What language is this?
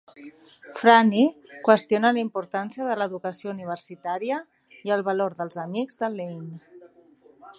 Catalan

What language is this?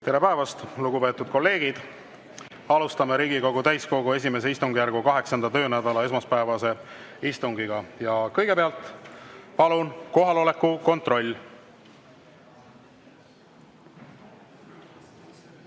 Estonian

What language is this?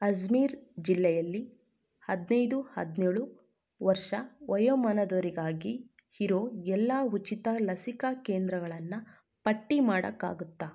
Kannada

